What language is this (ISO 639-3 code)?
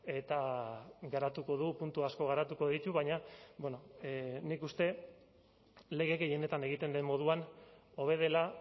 eus